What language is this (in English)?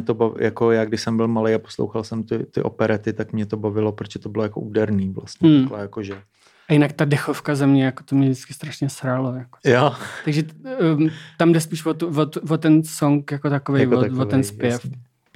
Czech